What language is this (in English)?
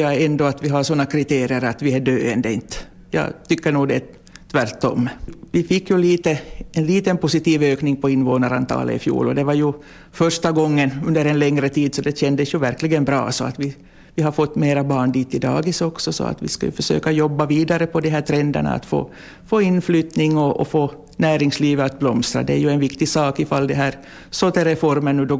Swedish